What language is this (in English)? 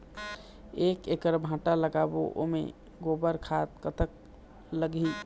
Chhattisgarhi